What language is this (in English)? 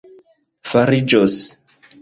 Esperanto